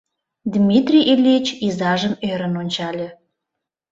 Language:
Mari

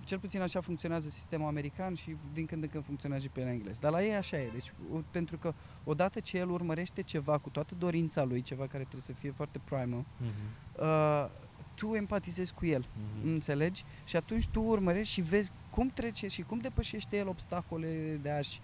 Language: Romanian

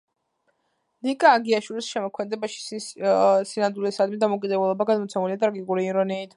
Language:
Georgian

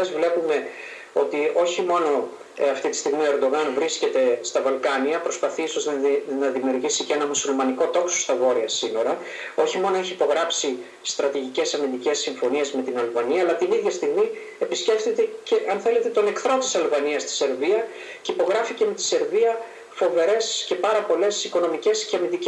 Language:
Greek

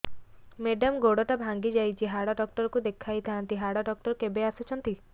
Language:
Odia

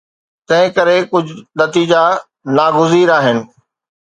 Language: Sindhi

